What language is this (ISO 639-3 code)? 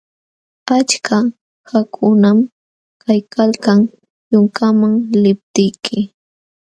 qxw